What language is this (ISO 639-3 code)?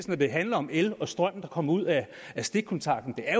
dan